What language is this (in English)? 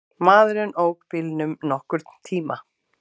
Icelandic